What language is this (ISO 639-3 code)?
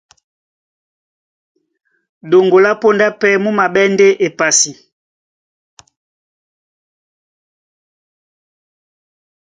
dua